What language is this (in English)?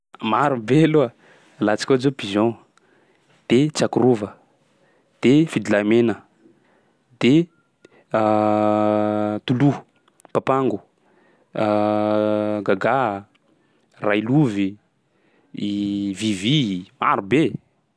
Sakalava Malagasy